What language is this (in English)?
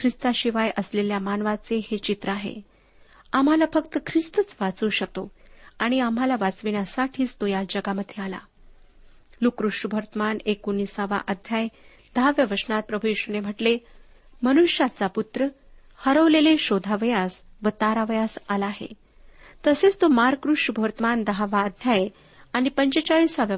Marathi